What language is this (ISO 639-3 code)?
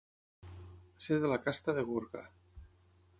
cat